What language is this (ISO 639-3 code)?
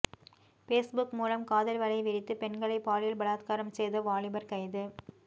tam